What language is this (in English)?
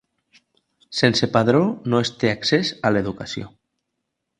Catalan